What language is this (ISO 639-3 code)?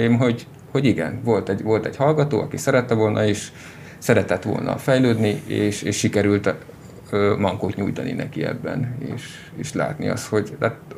hun